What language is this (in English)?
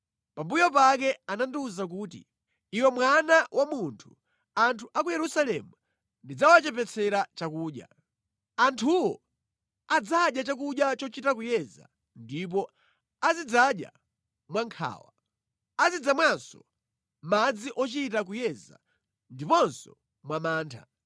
Nyanja